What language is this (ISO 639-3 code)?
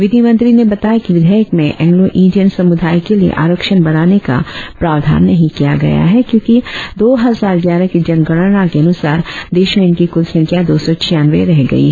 hin